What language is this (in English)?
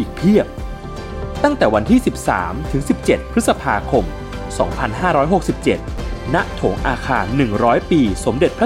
Thai